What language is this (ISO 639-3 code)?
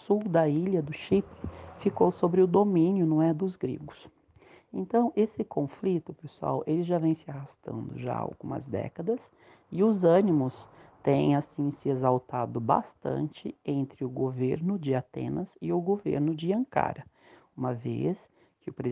por